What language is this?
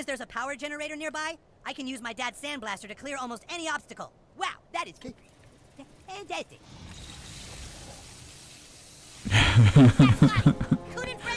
German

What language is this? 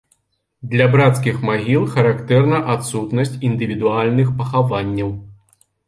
Belarusian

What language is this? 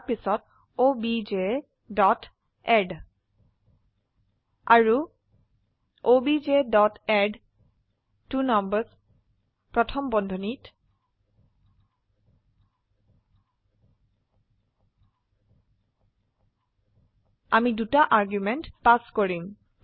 Assamese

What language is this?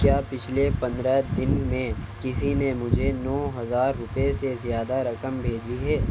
Urdu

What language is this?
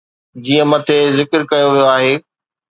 Sindhi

